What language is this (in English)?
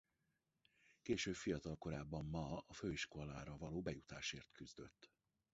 Hungarian